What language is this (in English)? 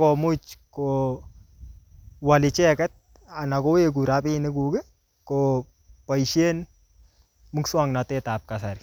Kalenjin